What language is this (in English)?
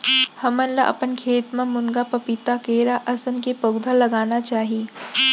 Chhattisgarhi